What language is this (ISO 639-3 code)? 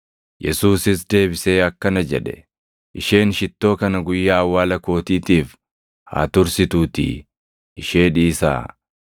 orm